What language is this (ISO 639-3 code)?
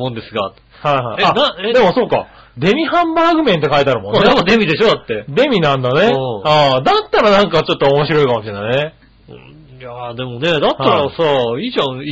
jpn